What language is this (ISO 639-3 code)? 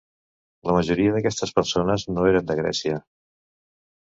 cat